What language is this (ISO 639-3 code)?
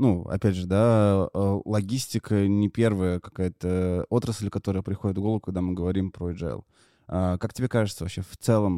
rus